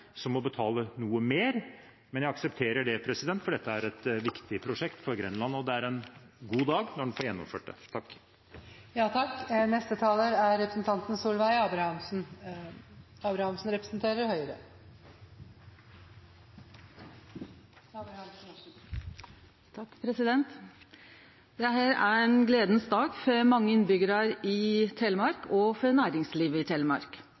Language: Norwegian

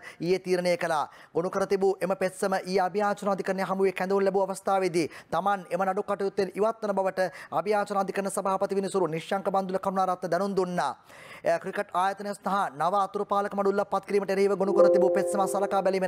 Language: Indonesian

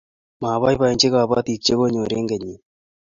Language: Kalenjin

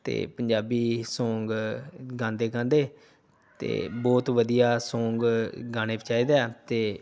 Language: Punjabi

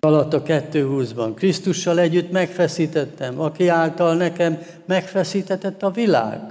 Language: Hungarian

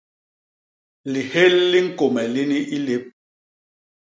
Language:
Basaa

